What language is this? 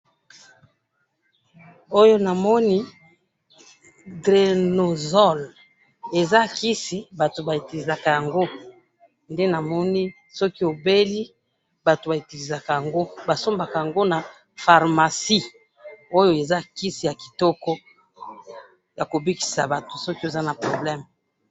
Lingala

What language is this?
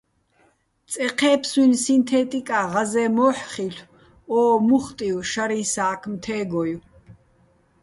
Bats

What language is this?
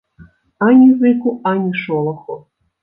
Belarusian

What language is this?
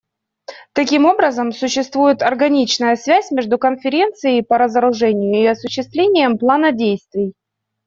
Russian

